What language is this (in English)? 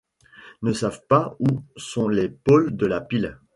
French